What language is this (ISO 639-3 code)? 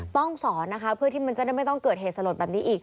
tha